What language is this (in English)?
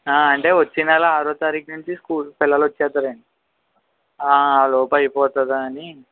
Telugu